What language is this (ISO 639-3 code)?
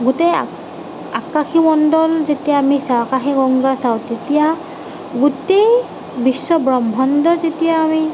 asm